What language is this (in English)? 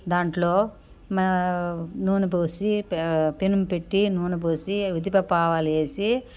Telugu